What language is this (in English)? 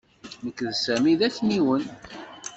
Kabyle